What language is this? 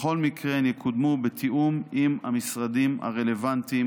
Hebrew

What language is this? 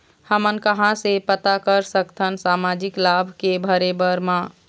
Chhattisgarhi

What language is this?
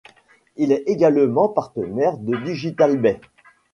French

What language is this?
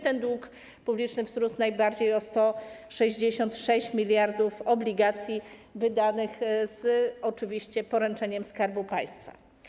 Polish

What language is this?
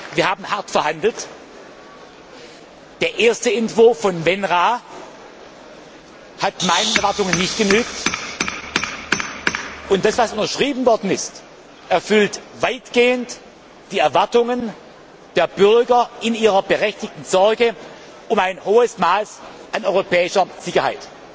German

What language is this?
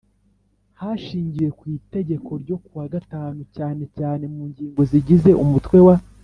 Kinyarwanda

